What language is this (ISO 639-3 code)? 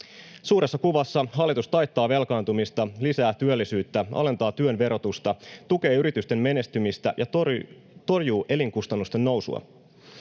fin